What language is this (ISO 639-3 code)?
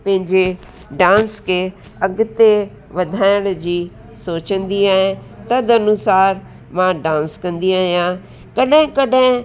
snd